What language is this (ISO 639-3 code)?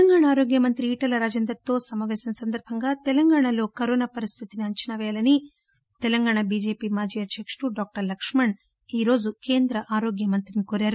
tel